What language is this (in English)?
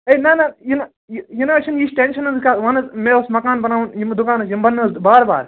Kashmiri